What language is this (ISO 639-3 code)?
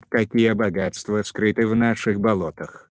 rus